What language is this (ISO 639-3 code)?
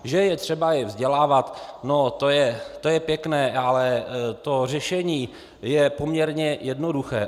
ces